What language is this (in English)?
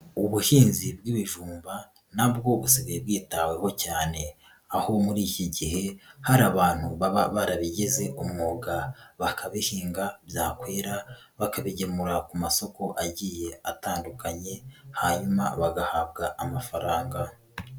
Kinyarwanda